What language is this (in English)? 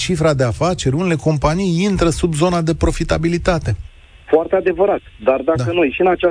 Romanian